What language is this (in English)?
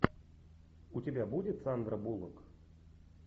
Russian